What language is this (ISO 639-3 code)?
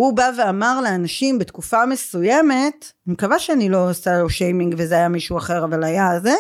heb